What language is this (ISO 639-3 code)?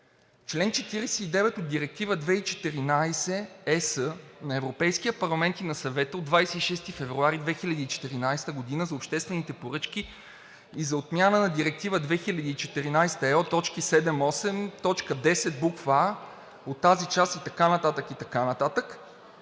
bul